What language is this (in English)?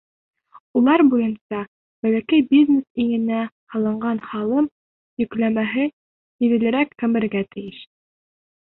Bashkir